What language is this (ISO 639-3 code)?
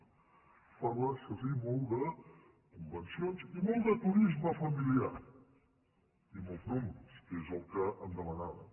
cat